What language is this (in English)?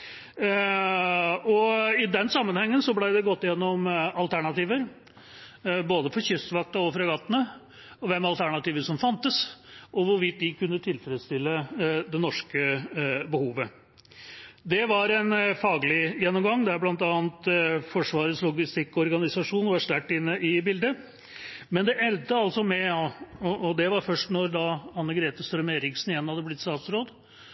Norwegian Bokmål